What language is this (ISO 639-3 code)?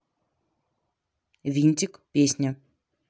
rus